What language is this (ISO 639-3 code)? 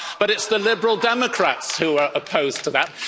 eng